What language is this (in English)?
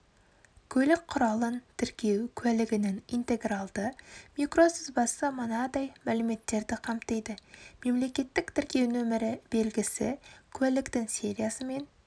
Kazakh